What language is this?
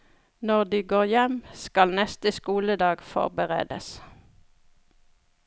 Norwegian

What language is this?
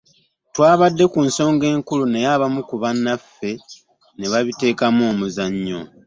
Ganda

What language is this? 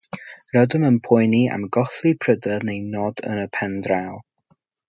Welsh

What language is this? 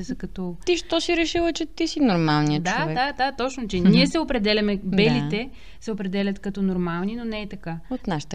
Bulgarian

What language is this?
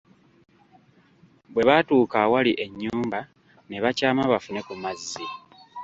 Ganda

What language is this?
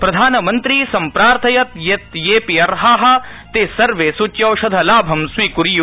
Sanskrit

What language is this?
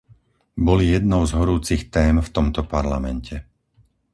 Slovak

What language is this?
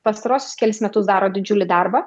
Lithuanian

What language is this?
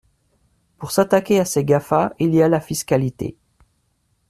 French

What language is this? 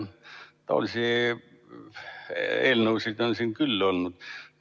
Estonian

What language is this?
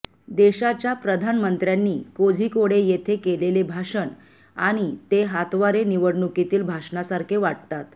Marathi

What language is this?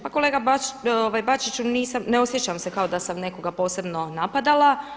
Croatian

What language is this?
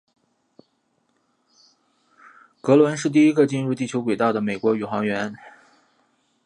Chinese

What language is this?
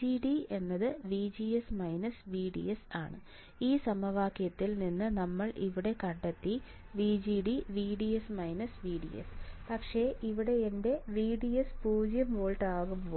Malayalam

